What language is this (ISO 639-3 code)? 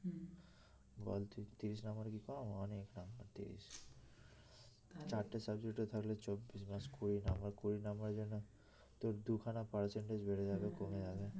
ben